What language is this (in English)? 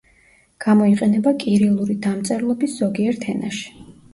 Georgian